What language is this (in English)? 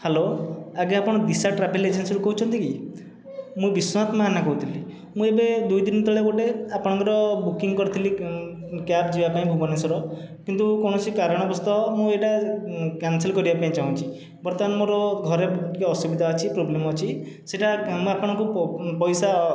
Odia